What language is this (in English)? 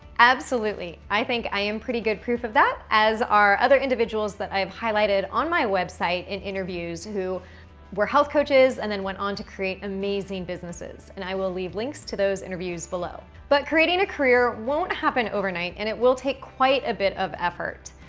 English